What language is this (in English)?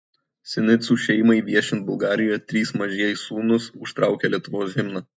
Lithuanian